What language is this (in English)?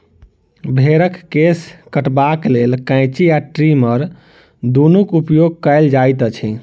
Maithili